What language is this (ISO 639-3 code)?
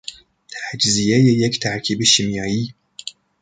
fas